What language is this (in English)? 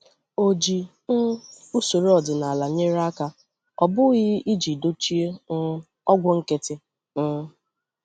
Igbo